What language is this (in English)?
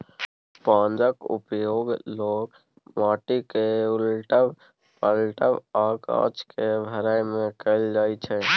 Maithili